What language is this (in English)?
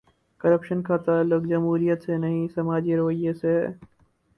Urdu